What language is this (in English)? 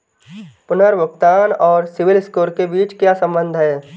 Hindi